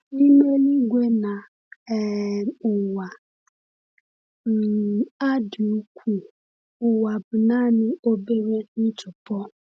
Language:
Igbo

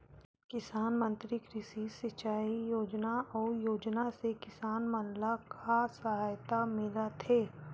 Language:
Chhattisgarhi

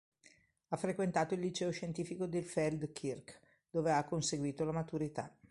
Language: Italian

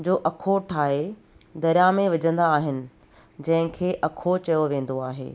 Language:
Sindhi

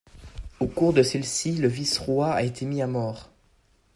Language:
French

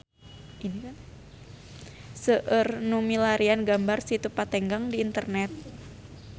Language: Sundanese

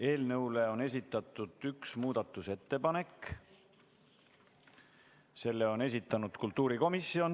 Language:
Estonian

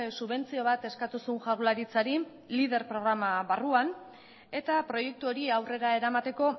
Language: Basque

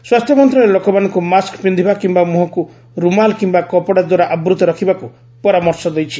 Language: Odia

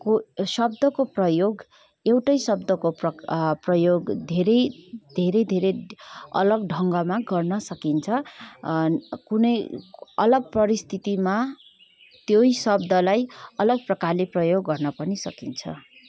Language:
Nepali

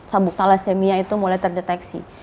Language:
Indonesian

